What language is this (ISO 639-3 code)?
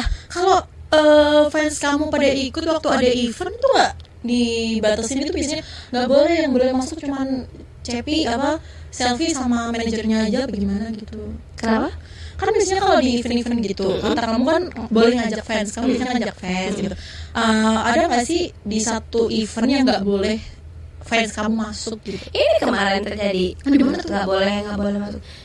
ind